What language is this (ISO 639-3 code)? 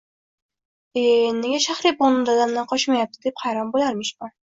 uzb